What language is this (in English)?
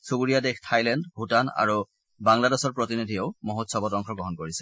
Assamese